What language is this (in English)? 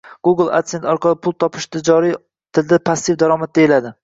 Uzbek